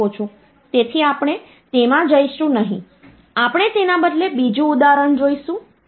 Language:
Gujarati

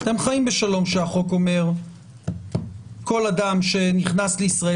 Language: Hebrew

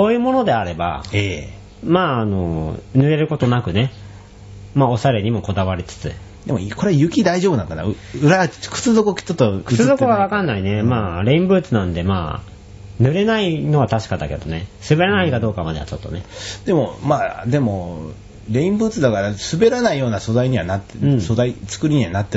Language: Japanese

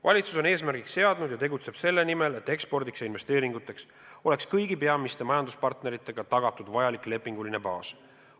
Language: Estonian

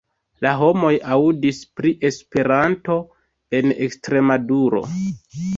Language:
Esperanto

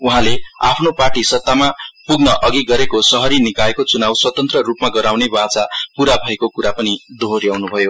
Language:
Nepali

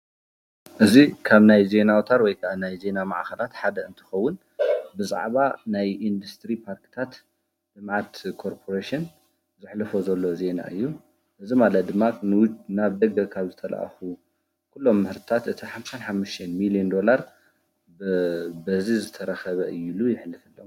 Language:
Tigrinya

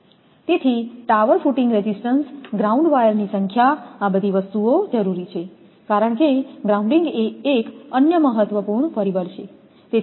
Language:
Gujarati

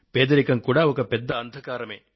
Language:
Telugu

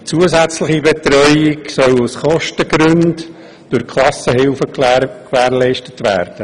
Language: Swiss German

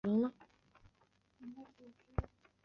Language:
Chinese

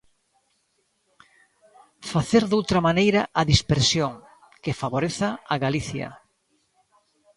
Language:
Galician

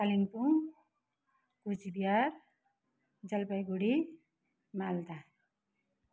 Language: Nepali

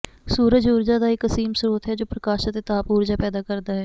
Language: Punjabi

